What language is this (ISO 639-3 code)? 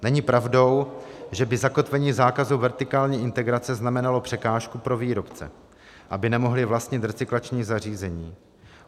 ces